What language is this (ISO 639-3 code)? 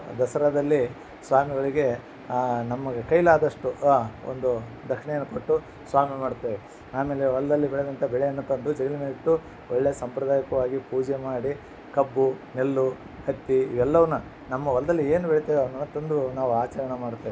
kan